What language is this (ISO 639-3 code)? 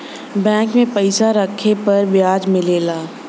bho